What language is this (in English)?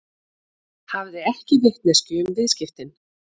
Icelandic